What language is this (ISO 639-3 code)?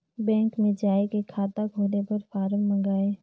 hne